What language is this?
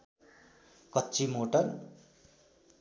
Nepali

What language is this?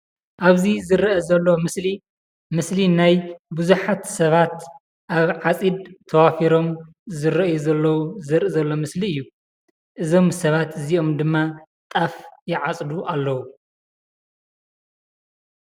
Tigrinya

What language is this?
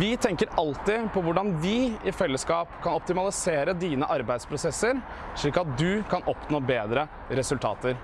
Norwegian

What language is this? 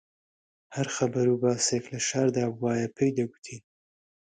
Central Kurdish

